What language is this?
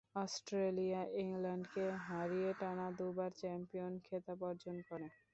Bangla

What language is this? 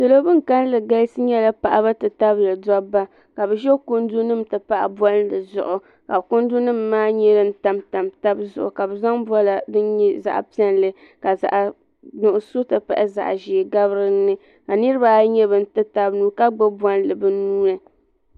Dagbani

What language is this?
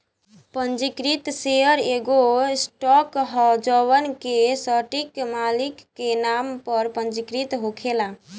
Bhojpuri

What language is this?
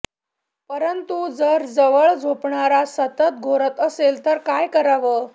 Marathi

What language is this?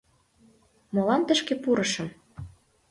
Mari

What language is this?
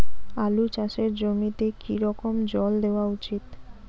Bangla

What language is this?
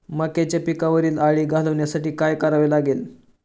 Marathi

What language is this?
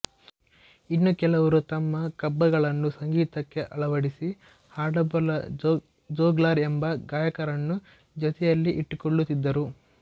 Kannada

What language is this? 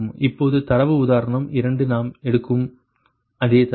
Tamil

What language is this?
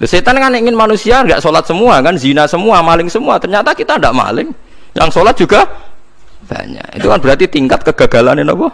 Indonesian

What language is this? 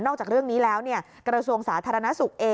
Thai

